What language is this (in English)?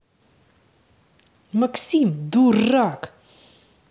Russian